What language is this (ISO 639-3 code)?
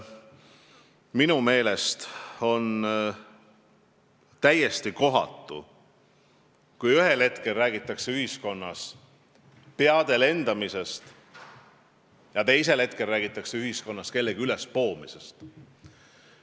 est